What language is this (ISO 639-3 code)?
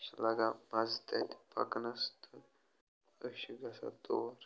kas